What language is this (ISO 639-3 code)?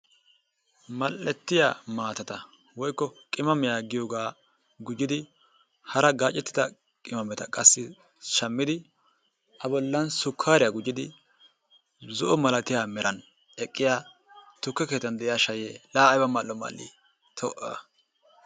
wal